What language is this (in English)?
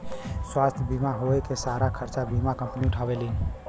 Bhojpuri